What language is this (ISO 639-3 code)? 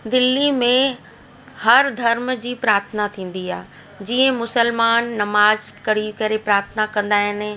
snd